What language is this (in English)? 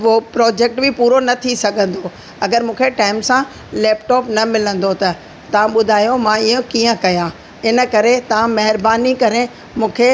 Sindhi